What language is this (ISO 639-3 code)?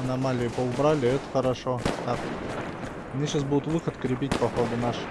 rus